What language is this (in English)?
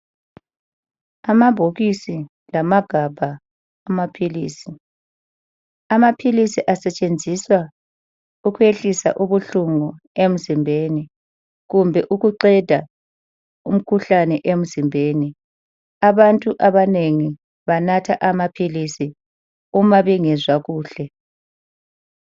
North Ndebele